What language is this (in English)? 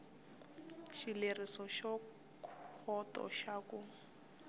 Tsonga